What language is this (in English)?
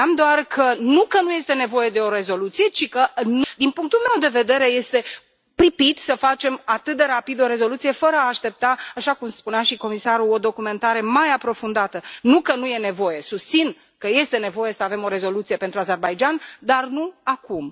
Romanian